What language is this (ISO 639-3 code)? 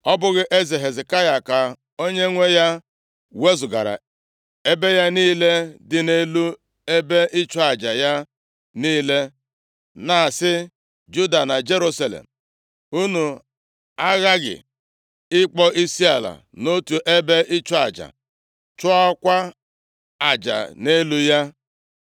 ibo